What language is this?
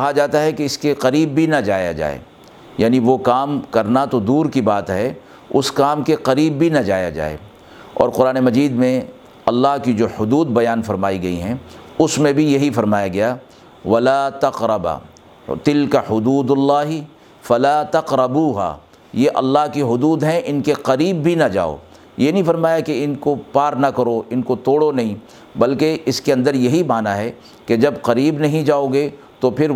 Urdu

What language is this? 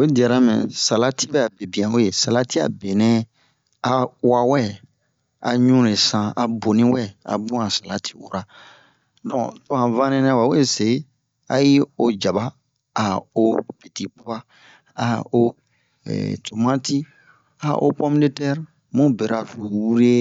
Bomu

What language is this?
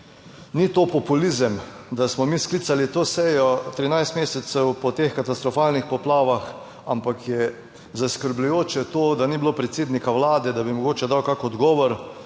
Slovenian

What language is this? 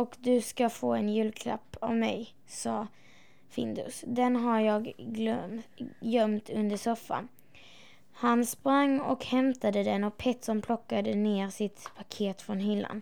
Swedish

